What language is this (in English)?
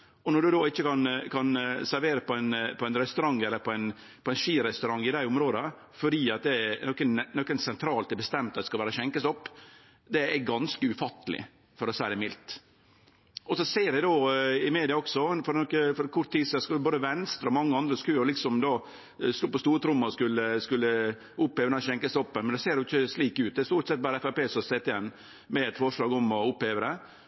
Norwegian Nynorsk